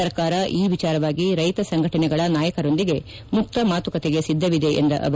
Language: Kannada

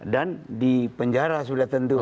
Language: Indonesian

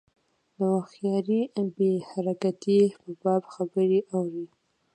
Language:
Pashto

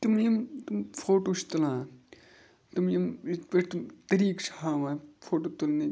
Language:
Kashmiri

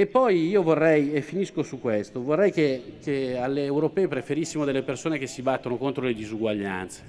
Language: Italian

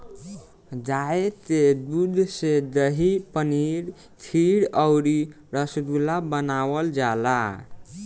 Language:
Bhojpuri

